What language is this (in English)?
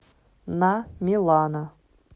Russian